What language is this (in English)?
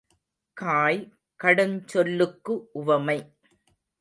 Tamil